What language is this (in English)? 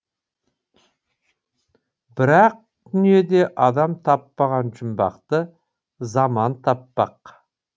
Kazakh